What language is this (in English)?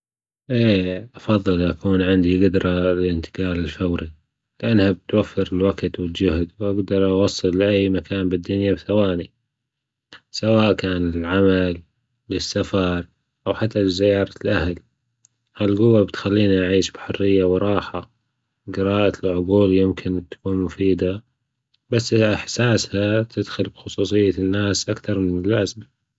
Gulf Arabic